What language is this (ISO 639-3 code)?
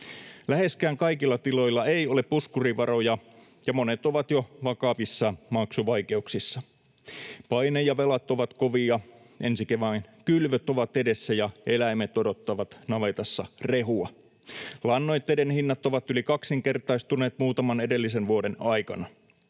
fin